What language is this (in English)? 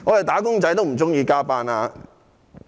Cantonese